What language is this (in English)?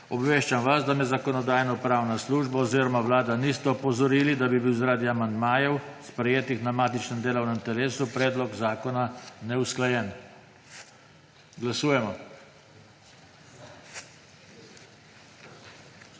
Slovenian